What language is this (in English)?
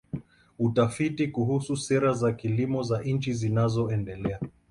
Swahili